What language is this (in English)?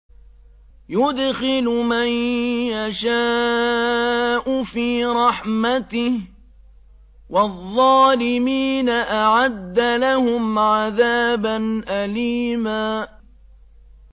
Arabic